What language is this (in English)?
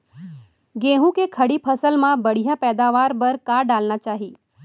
Chhattisgarhi